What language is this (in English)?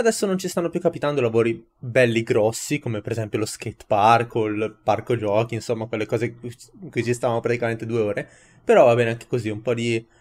Italian